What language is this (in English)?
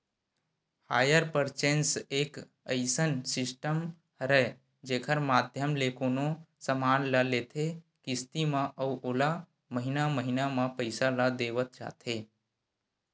Chhattisgarhi